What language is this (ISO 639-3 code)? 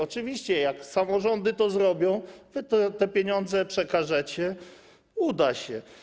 pol